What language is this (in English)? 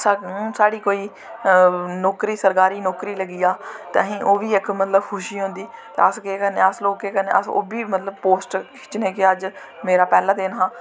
Dogri